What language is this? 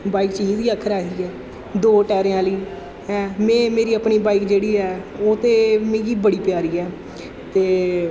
Dogri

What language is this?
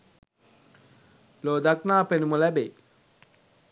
Sinhala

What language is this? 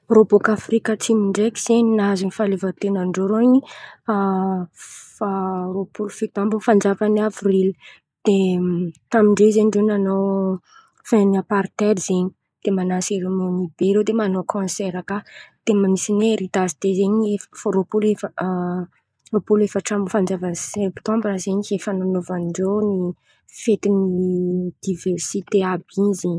Antankarana Malagasy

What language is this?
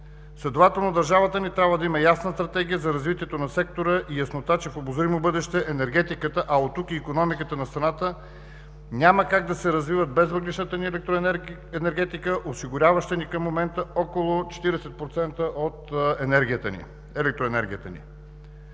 Bulgarian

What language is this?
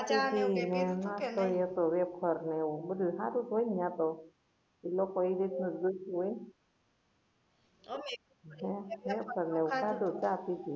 Gujarati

